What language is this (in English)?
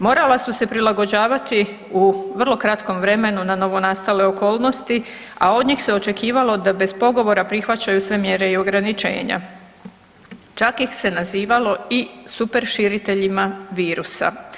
Croatian